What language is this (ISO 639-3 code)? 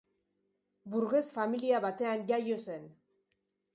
eus